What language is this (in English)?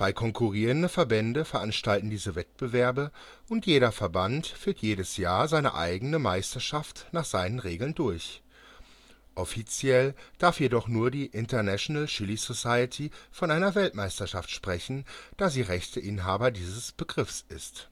German